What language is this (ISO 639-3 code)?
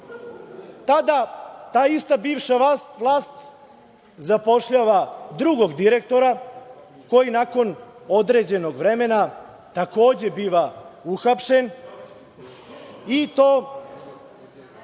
srp